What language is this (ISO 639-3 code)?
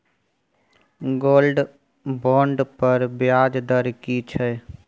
mai